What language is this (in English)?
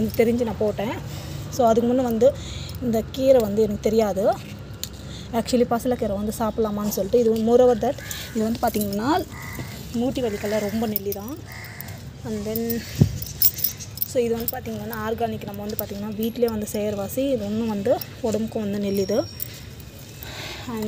Arabic